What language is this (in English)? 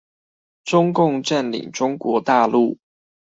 Chinese